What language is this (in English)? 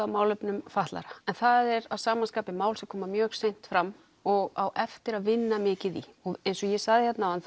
Icelandic